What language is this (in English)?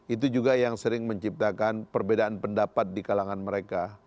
Indonesian